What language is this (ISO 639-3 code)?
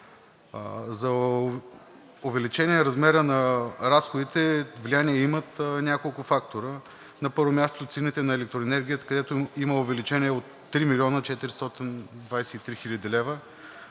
bul